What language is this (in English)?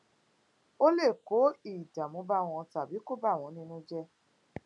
Yoruba